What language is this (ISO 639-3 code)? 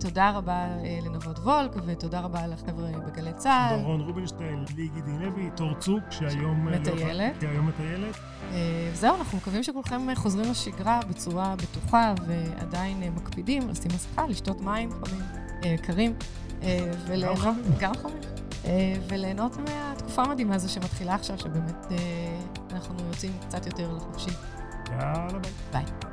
heb